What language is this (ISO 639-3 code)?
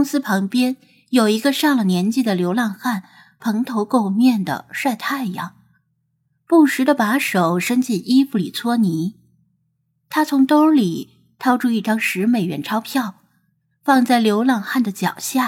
zho